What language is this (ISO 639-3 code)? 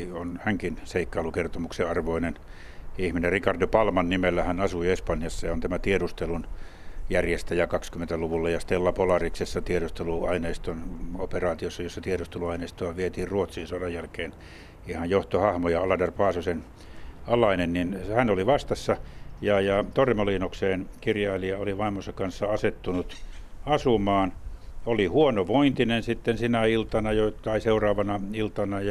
fin